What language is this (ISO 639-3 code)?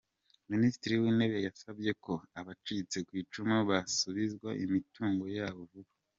kin